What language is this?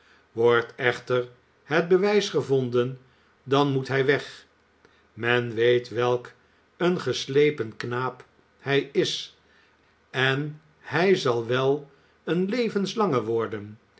Dutch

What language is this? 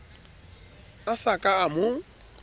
Southern Sotho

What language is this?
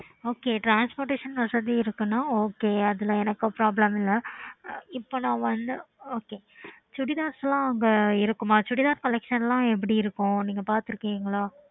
Tamil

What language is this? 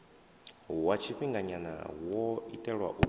Venda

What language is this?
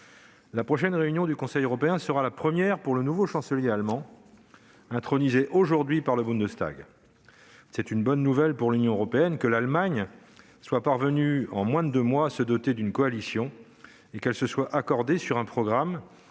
French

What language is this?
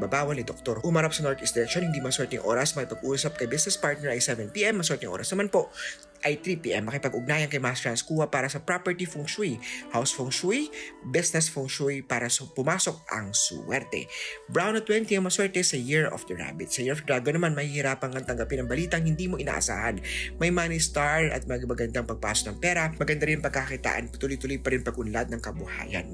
Filipino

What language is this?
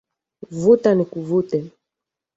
Swahili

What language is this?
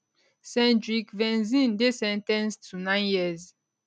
Nigerian Pidgin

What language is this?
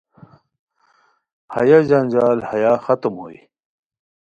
Khowar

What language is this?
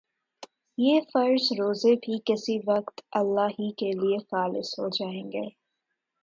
Urdu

